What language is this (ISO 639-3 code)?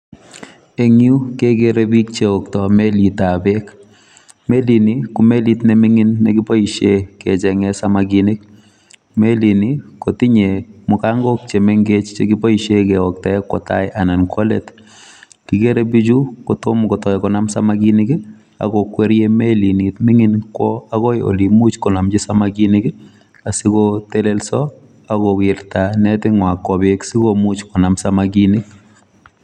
kln